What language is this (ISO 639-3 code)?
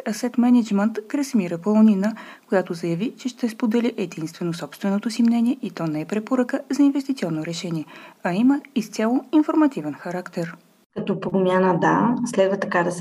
bul